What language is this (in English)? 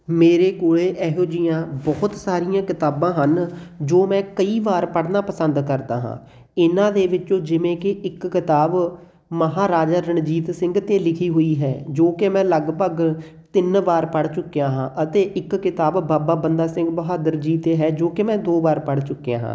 Punjabi